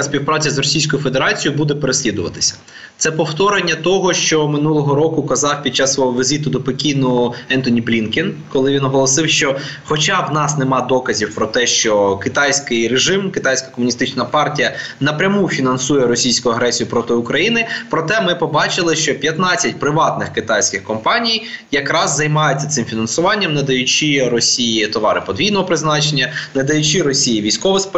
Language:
Ukrainian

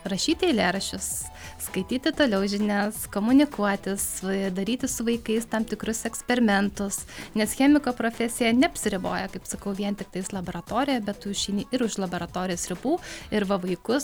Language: Lithuanian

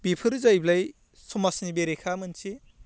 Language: Bodo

